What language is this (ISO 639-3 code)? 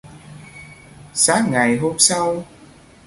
vie